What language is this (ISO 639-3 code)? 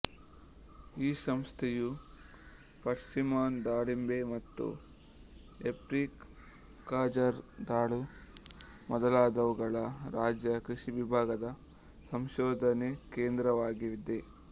kan